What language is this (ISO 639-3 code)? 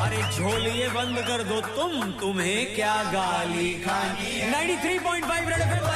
hin